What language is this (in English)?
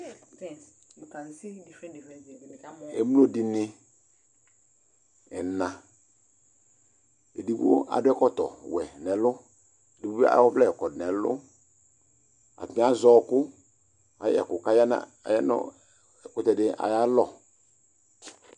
Ikposo